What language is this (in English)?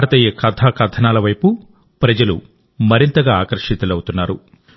Telugu